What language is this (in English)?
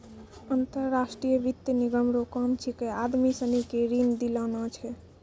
Maithili